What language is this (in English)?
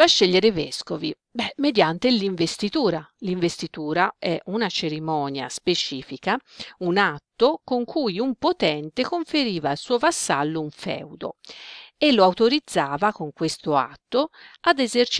Italian